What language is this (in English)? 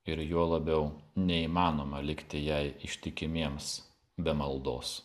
Lithuanian